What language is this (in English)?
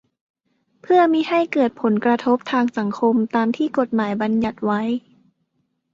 Thai